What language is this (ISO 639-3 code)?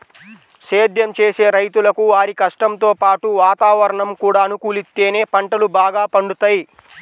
tel